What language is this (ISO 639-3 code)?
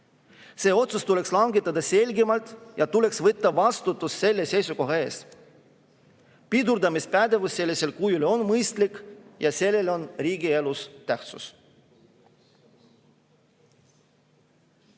est